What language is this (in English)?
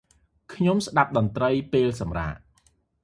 Khmer